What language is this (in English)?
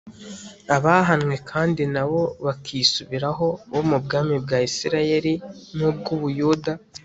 Kinyarwanda